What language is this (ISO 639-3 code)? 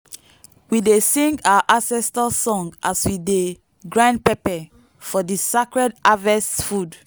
pcm